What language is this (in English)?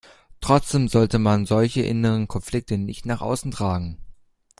German